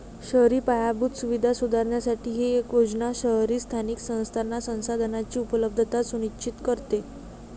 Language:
Marathi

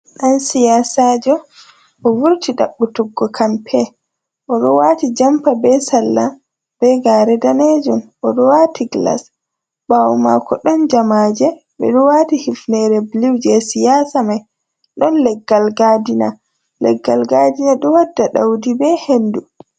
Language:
Fula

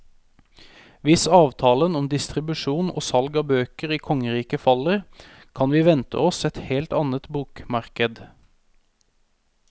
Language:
Norwegian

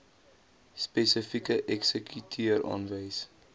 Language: Afrikaans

